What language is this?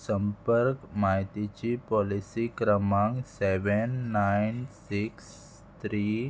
Konkani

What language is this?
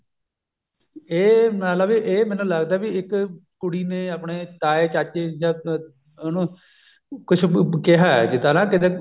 Punjabi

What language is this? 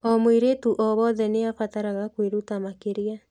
Kikuyu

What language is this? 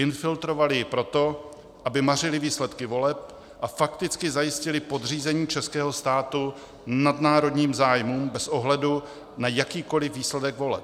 Czech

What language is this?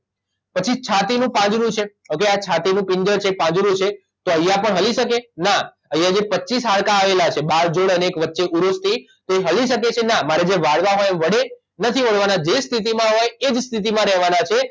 Gujarati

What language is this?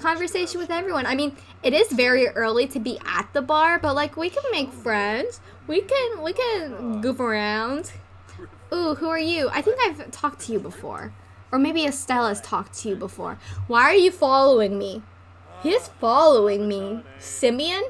English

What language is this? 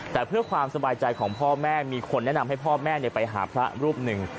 Thai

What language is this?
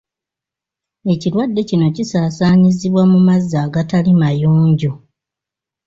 Ganda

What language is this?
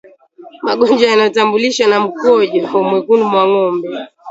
Swahili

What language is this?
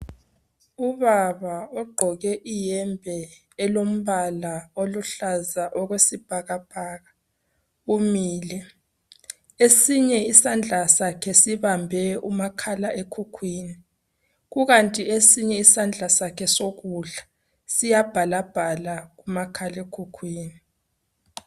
North Ndebele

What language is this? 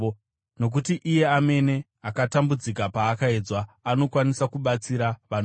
Shona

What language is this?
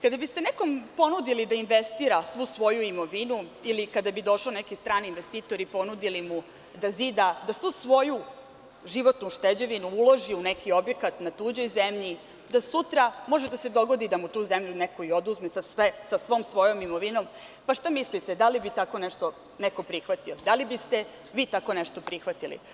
Serbian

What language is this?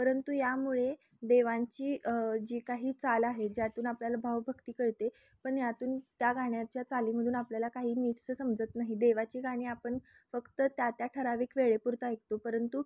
Marathi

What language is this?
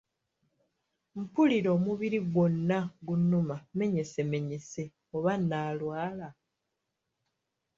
Ganda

